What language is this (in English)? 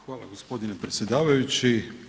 Croatian